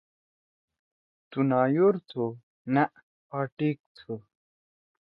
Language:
Torwali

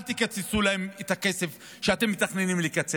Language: Hebrew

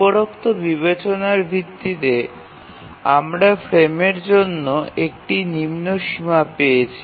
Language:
Bangla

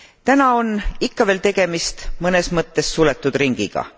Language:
Estonian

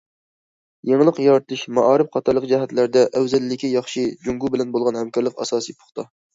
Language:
Uyghur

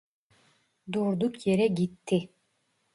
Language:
Turkish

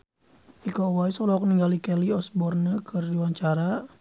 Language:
Sundanese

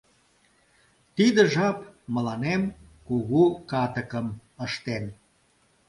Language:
Mari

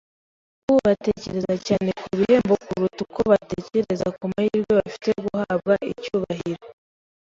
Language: Kinyarwanda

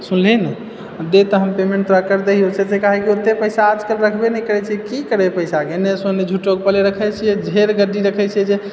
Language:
Maithili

